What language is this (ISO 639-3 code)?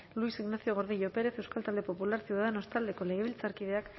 eus